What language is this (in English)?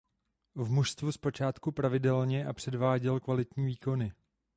Czech